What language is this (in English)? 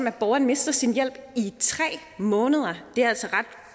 Danish